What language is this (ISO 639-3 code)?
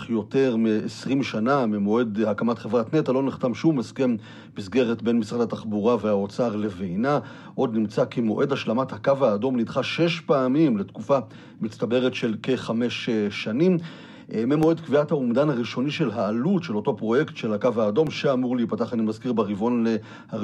heb